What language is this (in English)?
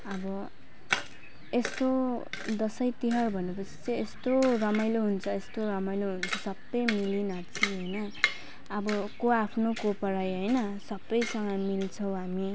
Nepali